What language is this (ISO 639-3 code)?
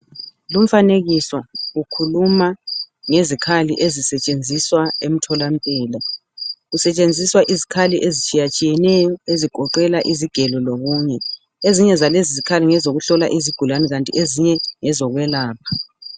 nde